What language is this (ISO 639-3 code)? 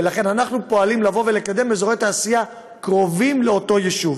heb